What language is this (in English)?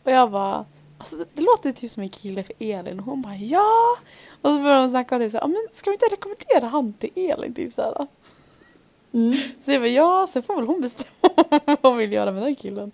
Swedish